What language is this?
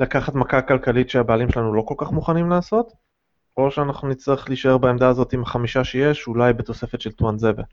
Hebrew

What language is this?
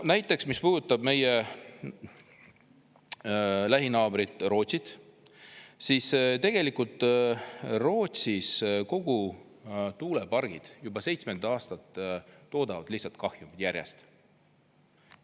Estonian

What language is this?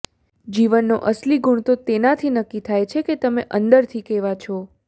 Gujarati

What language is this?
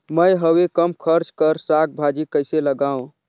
Chhattisgarhi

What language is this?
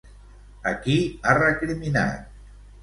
Catalan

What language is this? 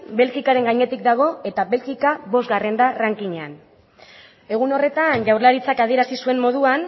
Basque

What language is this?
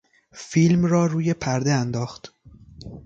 Persian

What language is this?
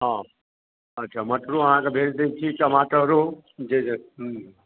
Maithili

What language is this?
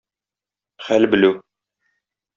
Tatar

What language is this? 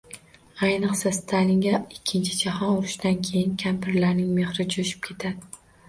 Uzbek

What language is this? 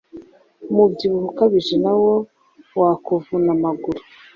Kinyarwanda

